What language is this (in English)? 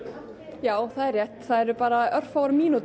Icelandic